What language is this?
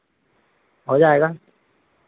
Hindi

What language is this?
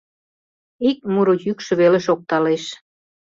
Mari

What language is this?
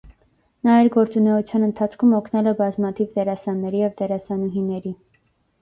Armenian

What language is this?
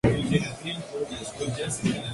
Spanish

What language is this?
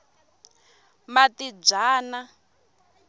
Tsonga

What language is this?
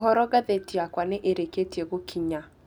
Kikuyu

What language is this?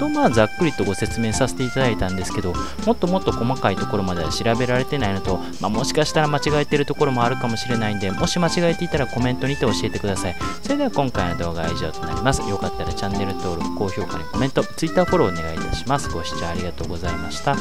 Japanese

